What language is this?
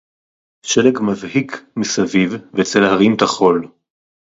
Hebrew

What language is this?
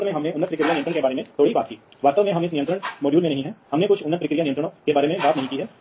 Hindi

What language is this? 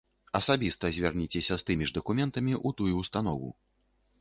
Belarusian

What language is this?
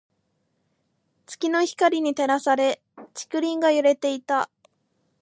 Japanese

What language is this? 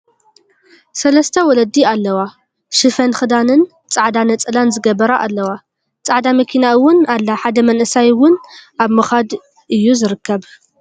Tigrinya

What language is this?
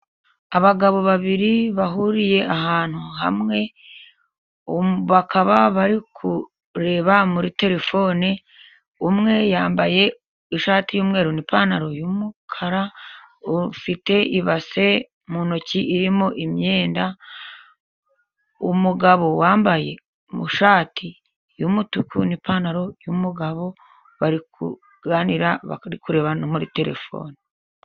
Kinyarwanda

